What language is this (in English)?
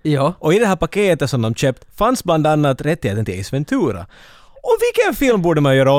Swedish